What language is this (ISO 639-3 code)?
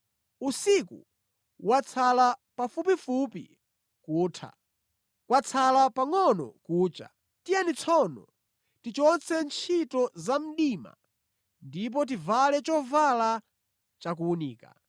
nya